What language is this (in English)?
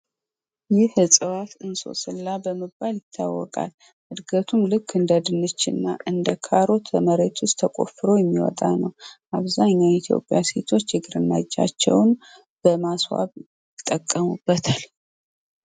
Amharic